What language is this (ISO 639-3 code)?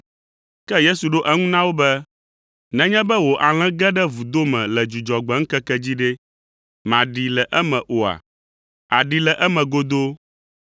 ewe